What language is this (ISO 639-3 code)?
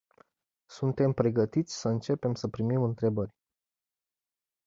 ron